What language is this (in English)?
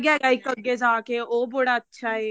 Punjabi